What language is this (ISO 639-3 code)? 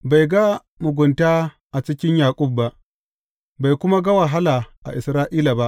hau